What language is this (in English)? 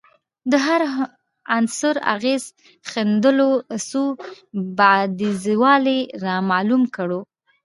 Pashto